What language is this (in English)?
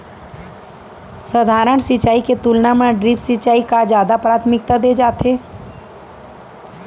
Chhattisgarhi